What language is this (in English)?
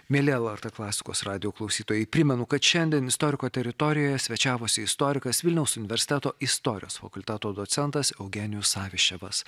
Lithuanian